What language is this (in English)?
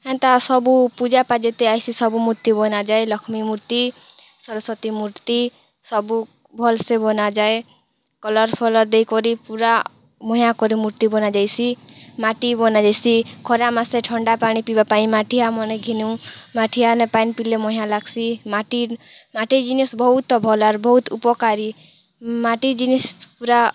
Odia